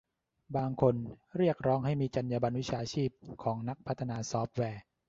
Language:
Thai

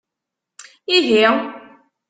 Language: Kabyle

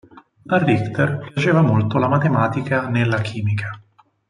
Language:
Italian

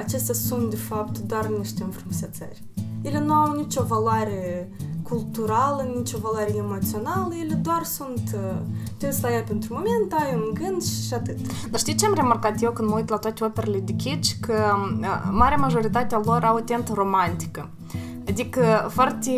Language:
Romanian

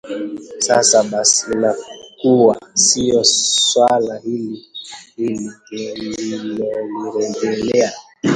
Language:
Swahili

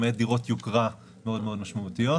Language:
Hebrew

